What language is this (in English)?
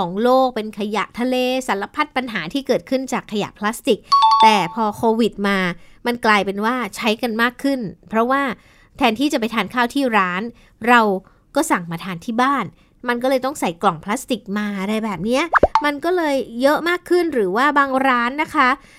Thai